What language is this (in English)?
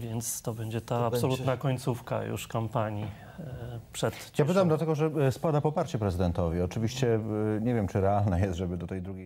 Polish